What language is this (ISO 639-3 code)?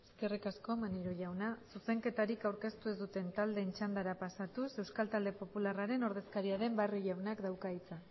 eus